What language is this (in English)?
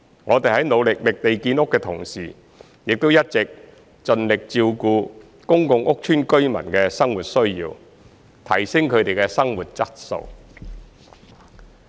Cantonese